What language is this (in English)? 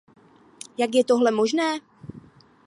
Czech